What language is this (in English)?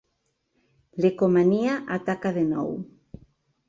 Catalan